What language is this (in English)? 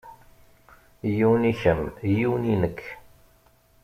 Kabyle